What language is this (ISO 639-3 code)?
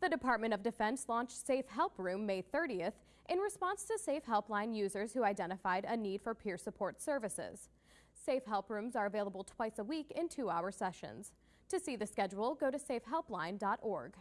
eng